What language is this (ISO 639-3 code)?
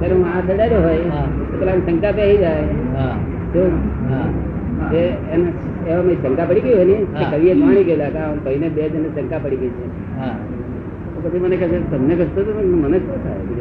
guj